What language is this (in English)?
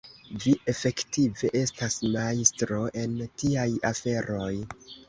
Esperanto